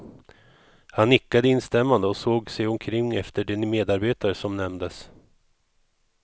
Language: Swedish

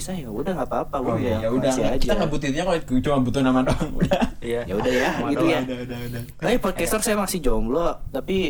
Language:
Indonesian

